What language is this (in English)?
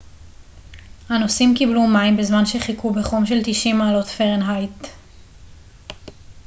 Hebrew